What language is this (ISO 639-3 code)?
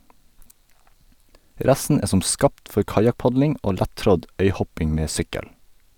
nor